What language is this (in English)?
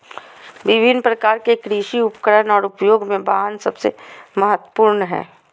Magahi